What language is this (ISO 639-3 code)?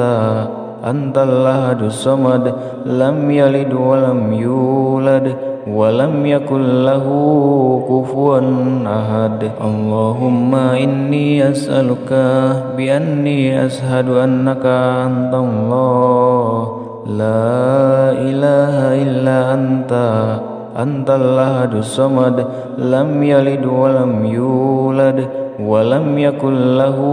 ind